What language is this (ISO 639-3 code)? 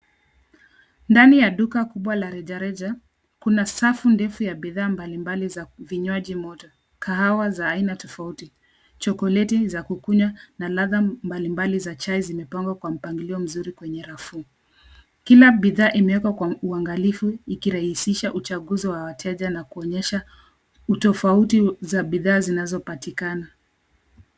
swa